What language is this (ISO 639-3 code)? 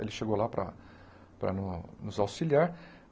por